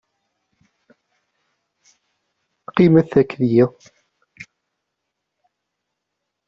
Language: Kabyle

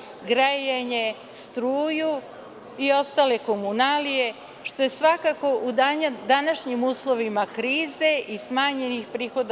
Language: Serbian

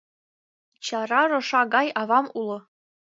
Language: Mari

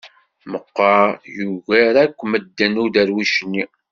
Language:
Kabyle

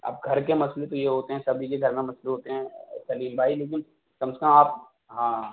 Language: Urdu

